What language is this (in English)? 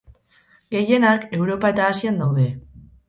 Basque